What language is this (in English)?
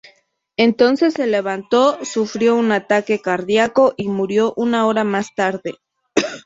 Spanish